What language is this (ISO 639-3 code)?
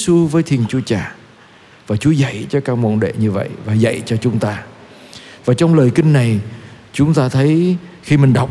vie